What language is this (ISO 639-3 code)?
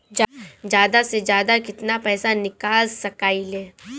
bho